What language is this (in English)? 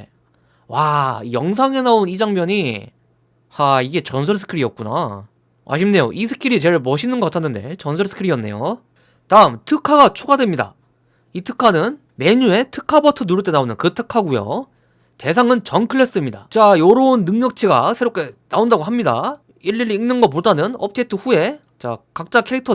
Korean